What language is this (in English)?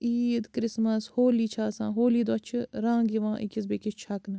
Kashmiri